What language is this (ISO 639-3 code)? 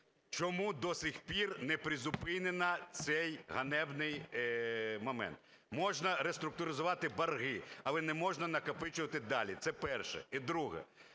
ukr